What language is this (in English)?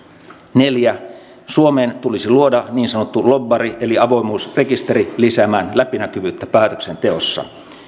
Finnish